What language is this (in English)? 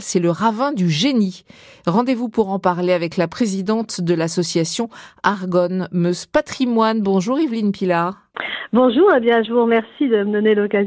French